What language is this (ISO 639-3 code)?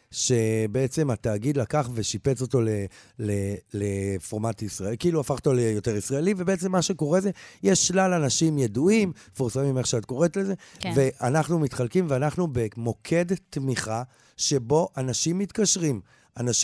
heb